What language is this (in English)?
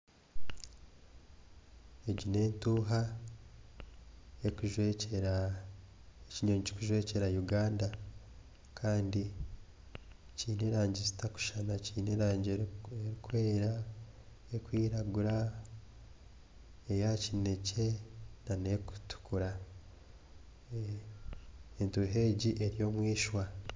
Nyankole